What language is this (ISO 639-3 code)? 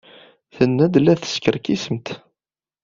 kab